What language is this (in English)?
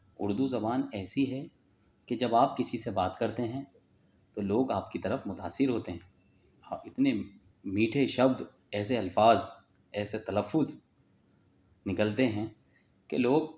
Urdu